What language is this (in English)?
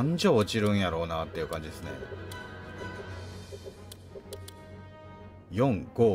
Japanese